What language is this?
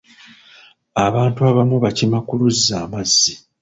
Ganda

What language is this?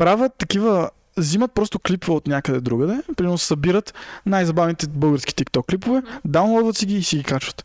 Bulgarian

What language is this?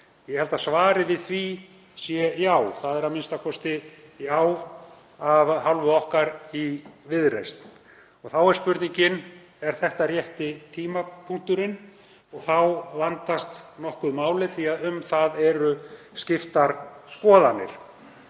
Icelandic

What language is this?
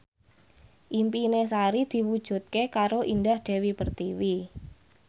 Javanese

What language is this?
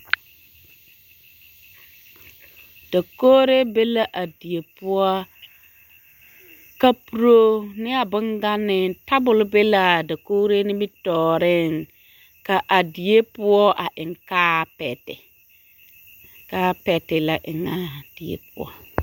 Southern Dagaare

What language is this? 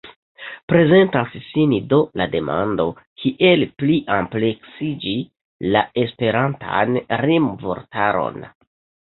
Esperanto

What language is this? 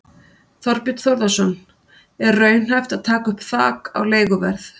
Icelandic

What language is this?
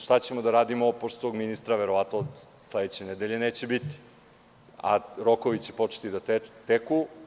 Serbian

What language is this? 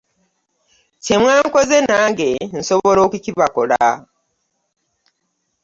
Ganda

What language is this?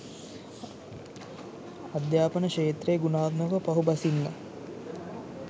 Sinhala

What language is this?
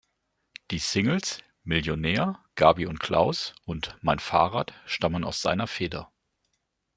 German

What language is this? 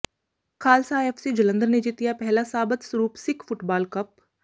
Punjabi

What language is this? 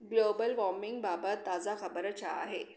Sindhi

